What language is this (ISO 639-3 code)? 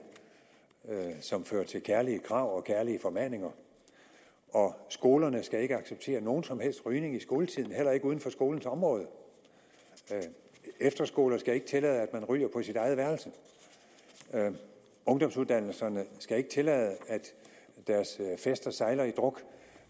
dan